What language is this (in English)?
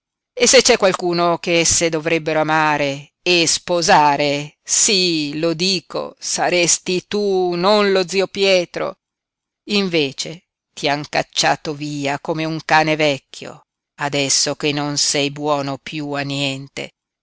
Italian